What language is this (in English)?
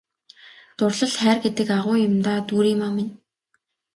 Mongolian